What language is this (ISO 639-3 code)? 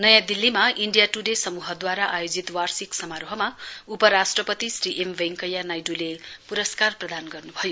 nep